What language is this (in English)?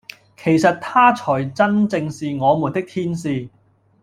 Cantonese